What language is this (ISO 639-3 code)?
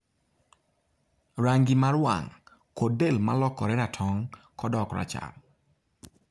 luo